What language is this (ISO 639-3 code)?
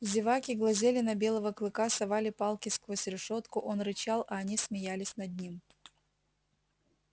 rus